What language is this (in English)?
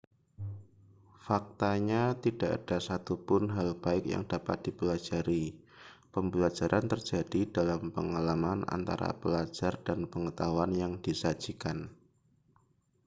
Indonesian